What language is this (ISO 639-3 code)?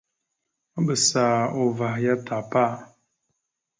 mxu